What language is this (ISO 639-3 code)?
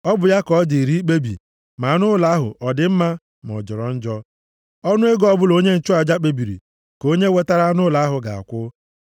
ibo